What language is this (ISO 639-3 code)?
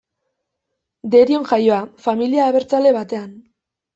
eus